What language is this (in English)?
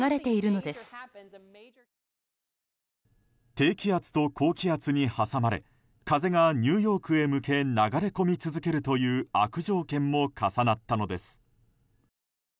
Japanese